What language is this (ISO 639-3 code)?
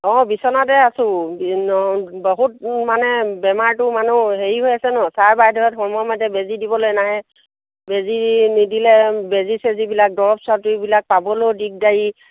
asm